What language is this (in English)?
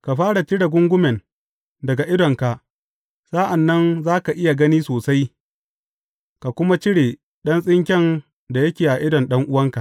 Hausa